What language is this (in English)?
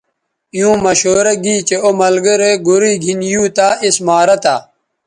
Bateri